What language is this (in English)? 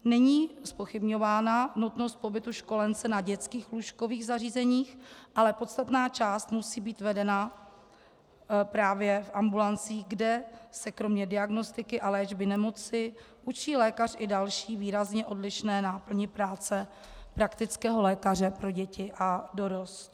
Czech